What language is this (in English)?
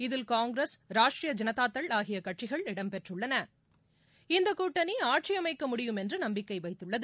Tamil